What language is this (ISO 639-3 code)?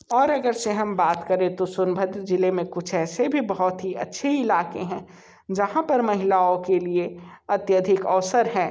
hin